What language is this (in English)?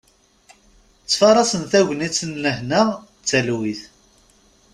Kabyle